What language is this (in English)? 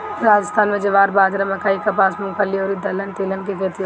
Bhojpuri